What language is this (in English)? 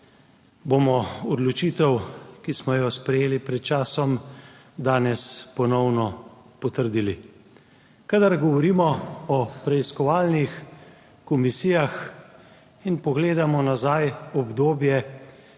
Slovenian